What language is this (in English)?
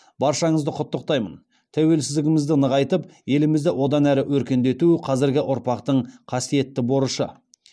Kazakh